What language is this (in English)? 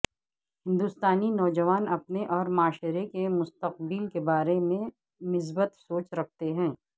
Urdu